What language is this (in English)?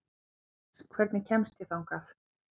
Icelandic